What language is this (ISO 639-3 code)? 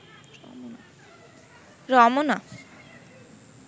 ben